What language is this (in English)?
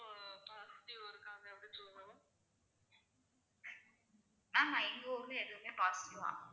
Tamil